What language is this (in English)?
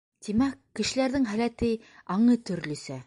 Bashkir